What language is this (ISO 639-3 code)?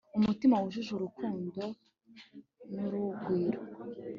kin